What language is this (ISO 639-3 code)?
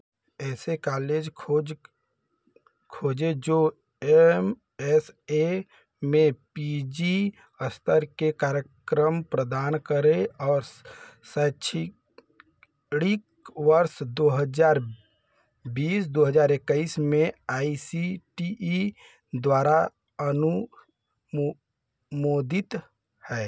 hin